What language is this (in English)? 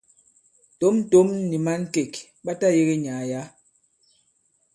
Bankon